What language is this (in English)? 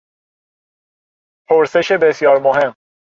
Persian